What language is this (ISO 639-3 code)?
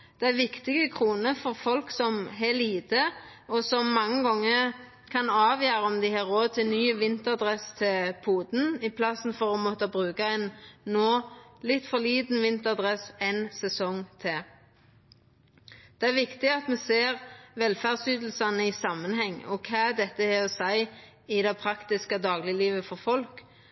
nno